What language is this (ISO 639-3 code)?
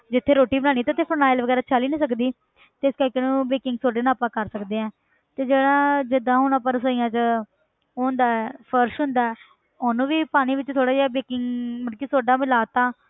pan